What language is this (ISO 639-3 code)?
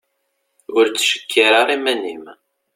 kab